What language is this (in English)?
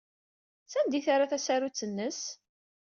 Kabyle